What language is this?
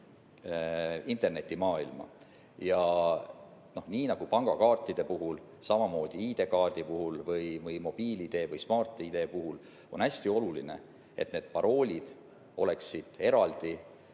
Estonian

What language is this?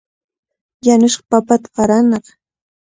Cajatambo North Lima Quechua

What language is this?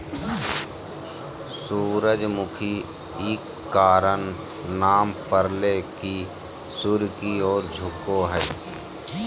Magahi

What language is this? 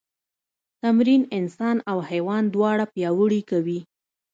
Pashto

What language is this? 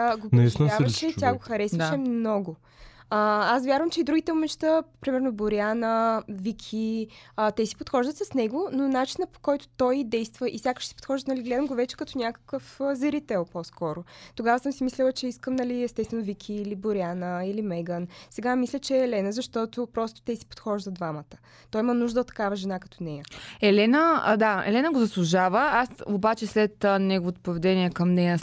Bulgarian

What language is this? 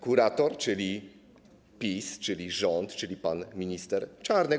Polish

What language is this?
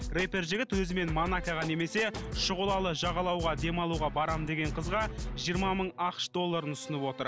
Kazakh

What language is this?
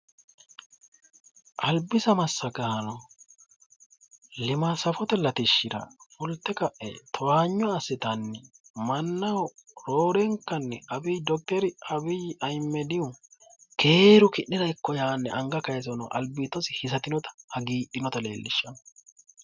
Sidamo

